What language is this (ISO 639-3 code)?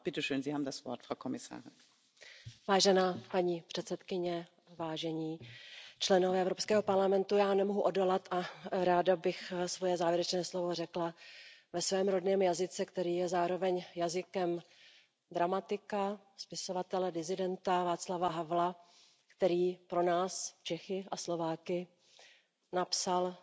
ces